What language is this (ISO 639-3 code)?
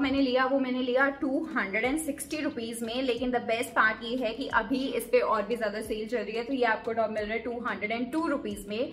hin